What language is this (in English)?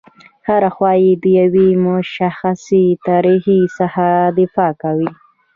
Pashto